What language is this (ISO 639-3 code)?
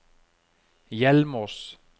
nor